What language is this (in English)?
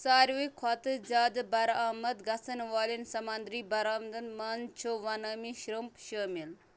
Kashmiri